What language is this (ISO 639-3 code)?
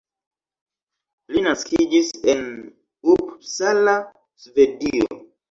epo